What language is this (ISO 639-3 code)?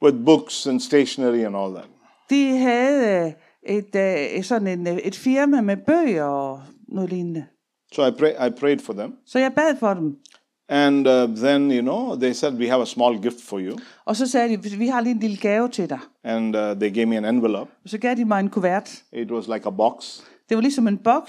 dan